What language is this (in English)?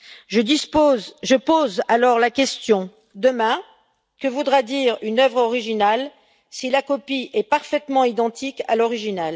French